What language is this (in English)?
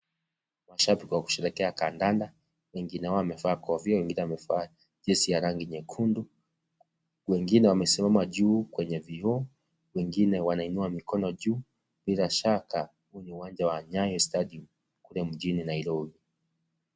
Swahili